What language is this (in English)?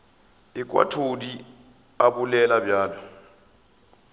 Northern Sotho